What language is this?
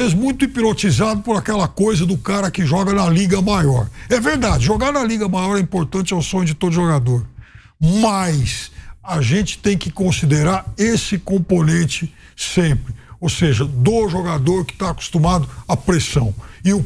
Portuguese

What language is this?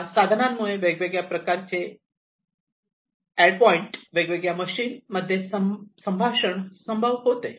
Marathi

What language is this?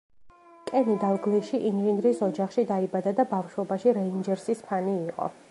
Georgian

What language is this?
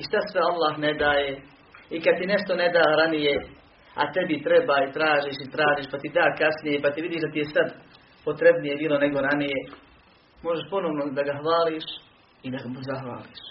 Croatian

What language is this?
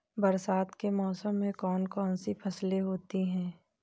Hindi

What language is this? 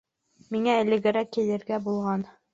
Bashkir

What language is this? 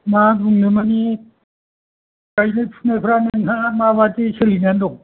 Bodo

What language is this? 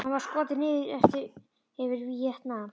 Icelandic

